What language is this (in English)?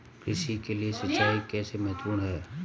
Hindi